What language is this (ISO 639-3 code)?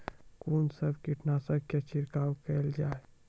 mai